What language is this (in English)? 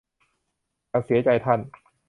Thai